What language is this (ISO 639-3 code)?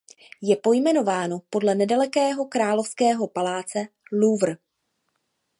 ces